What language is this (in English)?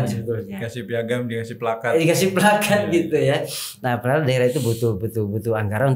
Indonesian